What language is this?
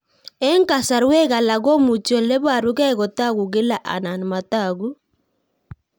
Kalenjin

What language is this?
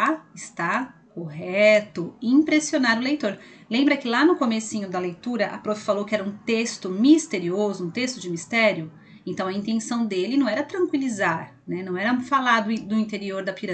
Portuguese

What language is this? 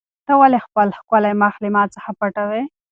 Pashto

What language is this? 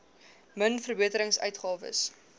Afrikaans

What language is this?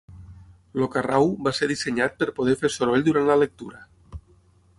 Catalan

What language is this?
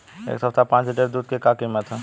Bhojpuri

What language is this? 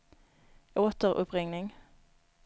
Swedish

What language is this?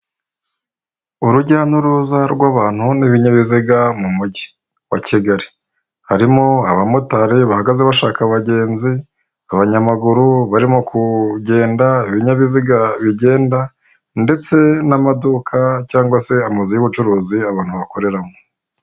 Kinyarwanda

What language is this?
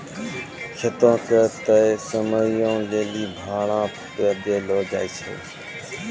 Maithili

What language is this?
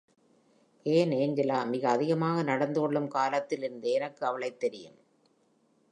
Tamil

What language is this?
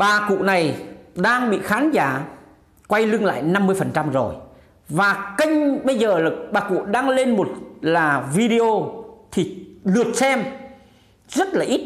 Vietnamese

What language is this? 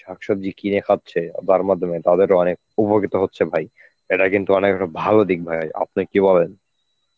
Bangla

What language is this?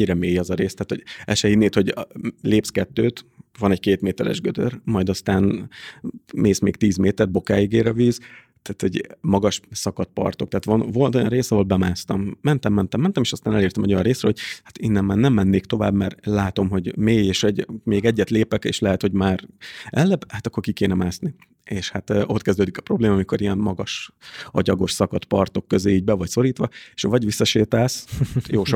Hungarian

